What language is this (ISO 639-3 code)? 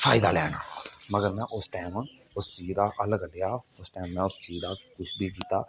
doi